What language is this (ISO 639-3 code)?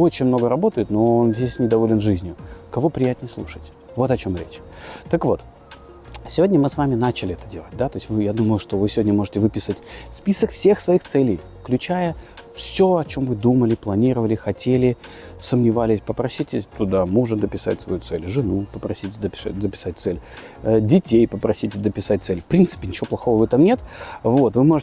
rus